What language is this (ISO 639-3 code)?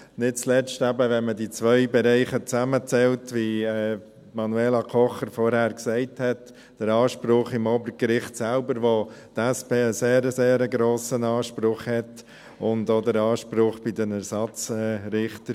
gsw